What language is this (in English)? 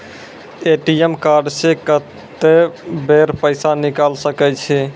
Maithili